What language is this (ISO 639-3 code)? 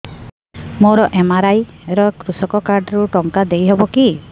ori